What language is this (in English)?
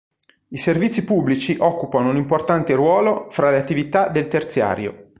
Italian